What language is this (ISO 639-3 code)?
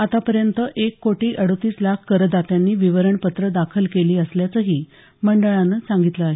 mar